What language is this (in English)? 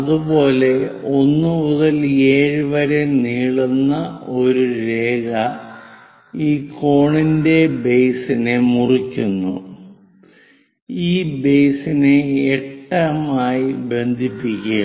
Malayalam